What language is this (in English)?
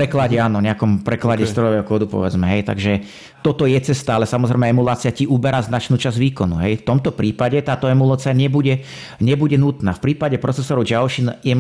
Slovak